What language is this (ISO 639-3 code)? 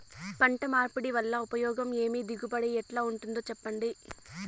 tel